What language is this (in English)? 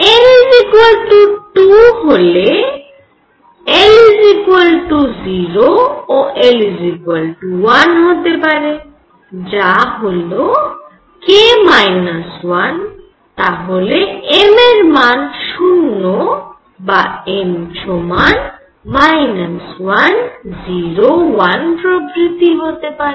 Bangla